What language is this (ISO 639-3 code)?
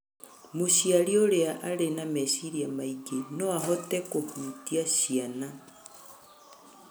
kik